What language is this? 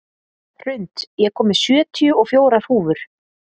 Icelandic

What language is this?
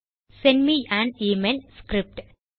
Tamil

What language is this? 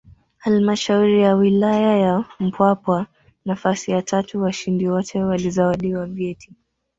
Swahili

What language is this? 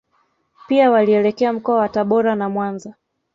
Swahili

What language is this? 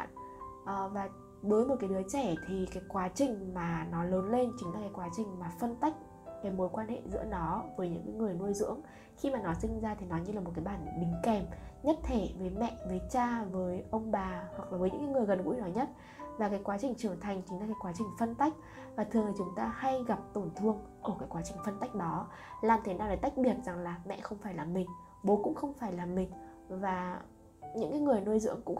Vietnamese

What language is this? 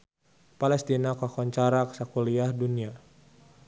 Sundanese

